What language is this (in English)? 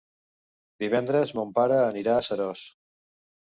Catalan